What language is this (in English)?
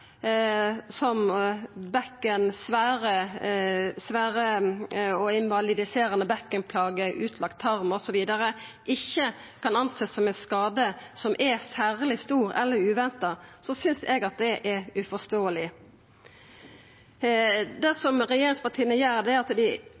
Norwegian Nynorsk